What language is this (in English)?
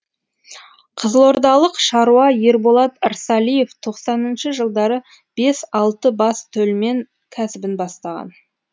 Kazakh